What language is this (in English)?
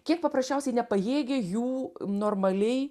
Lithuanian